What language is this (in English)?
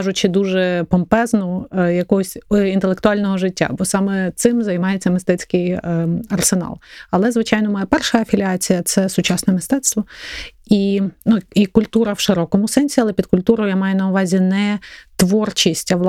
Ukrainian